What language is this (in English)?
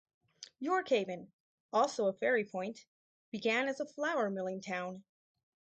English